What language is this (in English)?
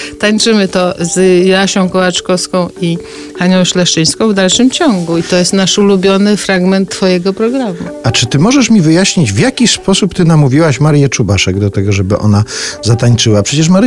Polish